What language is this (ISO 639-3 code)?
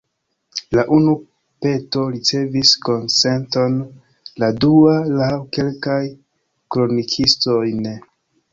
epo